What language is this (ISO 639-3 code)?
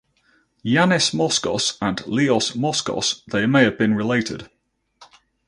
eng